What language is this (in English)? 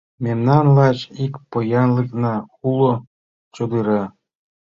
Mari